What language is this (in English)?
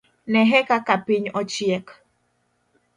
Luo (Kenya and Tanzania)